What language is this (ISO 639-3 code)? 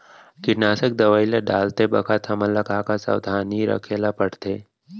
hne